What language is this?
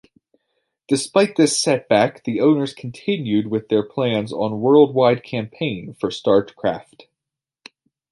English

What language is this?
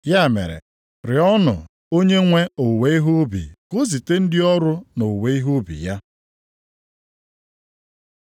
Igbo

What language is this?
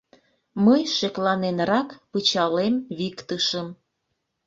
Mari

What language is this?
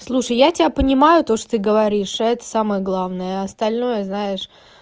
Russian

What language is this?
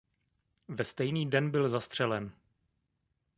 Czech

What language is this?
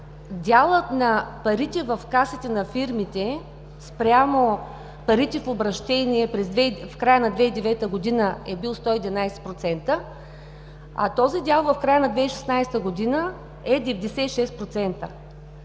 Bulgarian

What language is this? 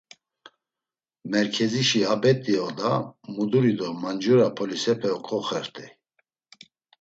Laz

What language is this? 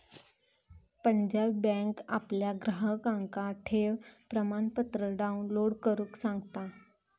Marathi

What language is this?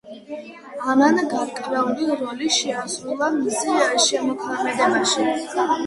Georgian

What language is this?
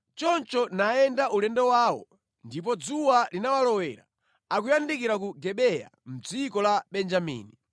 Nyanja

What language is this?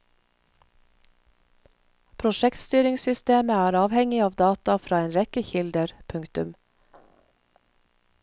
Norwegian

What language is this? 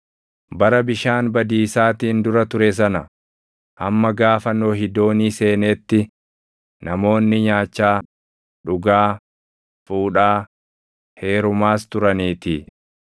Oromo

